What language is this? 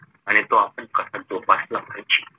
Marathi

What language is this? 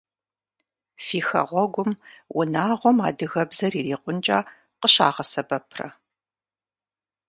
Kabardian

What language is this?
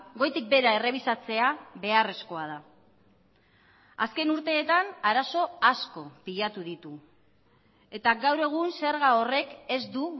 Basque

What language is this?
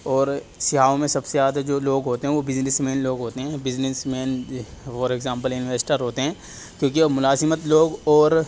Urdu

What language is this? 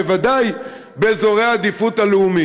Hebrew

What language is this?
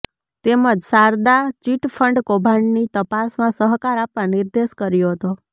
Gujarati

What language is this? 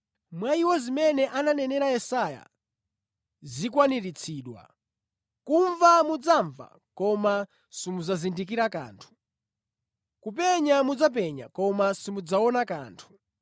Nyanja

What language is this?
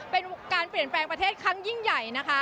Thai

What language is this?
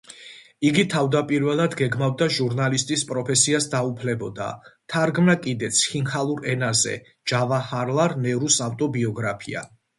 Georgian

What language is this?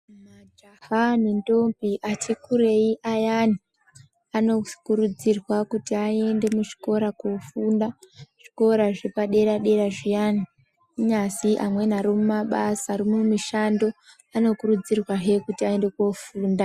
Ndau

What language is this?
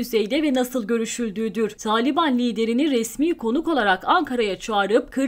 Turkish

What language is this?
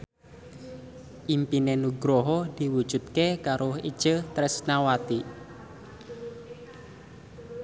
Javanese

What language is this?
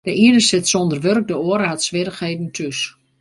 Western Frisian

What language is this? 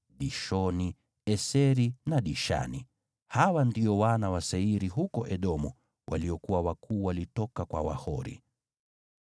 Swahili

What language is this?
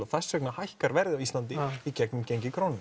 Icelandic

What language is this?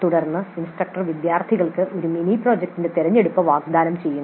Malayalam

